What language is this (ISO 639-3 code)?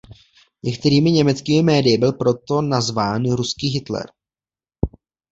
ces